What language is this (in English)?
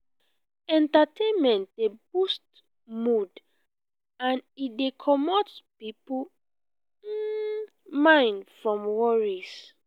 Nigerian Pidgin